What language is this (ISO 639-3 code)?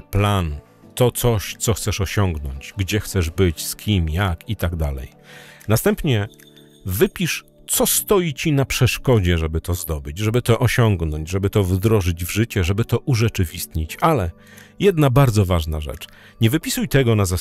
pol